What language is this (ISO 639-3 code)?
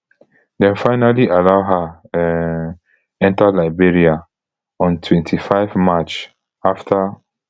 pcm